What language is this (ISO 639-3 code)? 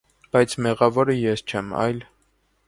hye